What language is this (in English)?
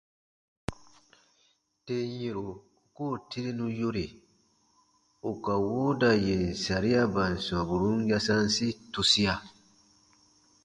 Baatonum